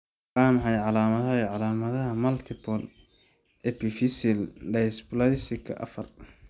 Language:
Somali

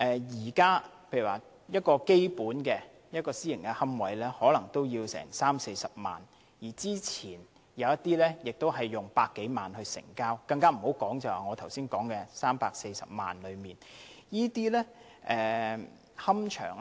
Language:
Cantonese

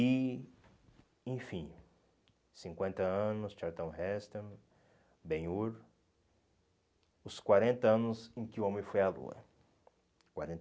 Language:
Portuguese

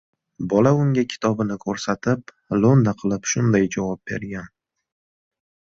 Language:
Uzbek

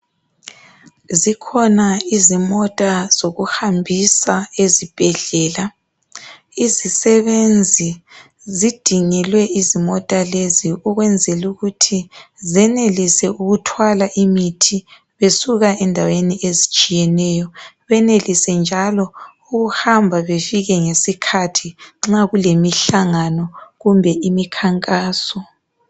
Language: North Ndebele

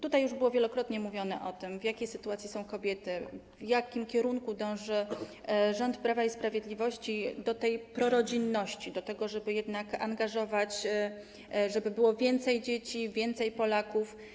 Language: Polish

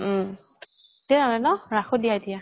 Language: Assamese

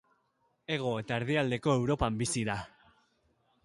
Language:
Basque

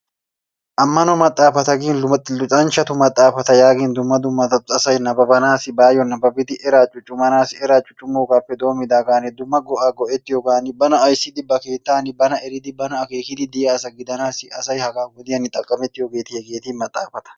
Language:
Wolaytta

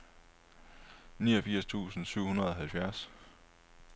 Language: Danish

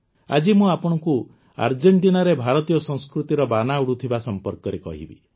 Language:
Odia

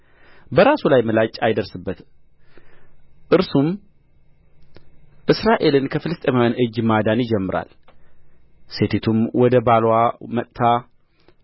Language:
Amharic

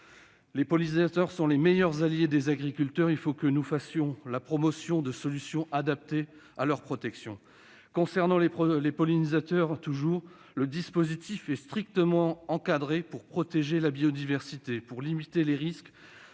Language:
French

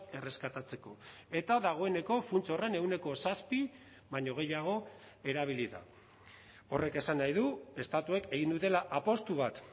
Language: Basque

